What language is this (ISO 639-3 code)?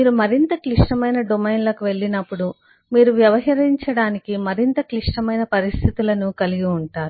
tel